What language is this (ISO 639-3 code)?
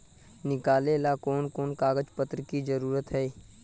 mag